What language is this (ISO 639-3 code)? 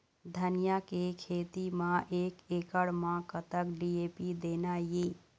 hne